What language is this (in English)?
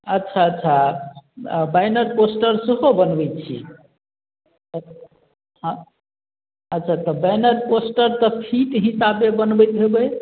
Maithili